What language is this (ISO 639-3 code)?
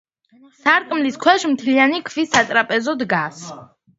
kat